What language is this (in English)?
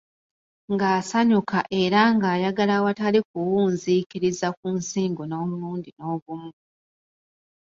Ganda